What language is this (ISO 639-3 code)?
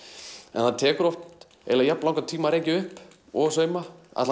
isl